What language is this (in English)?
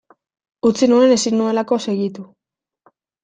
Basque